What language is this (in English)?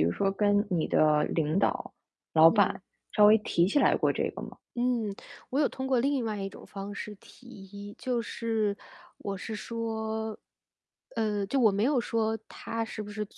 Chinese